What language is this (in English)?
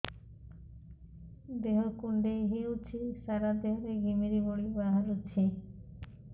Odia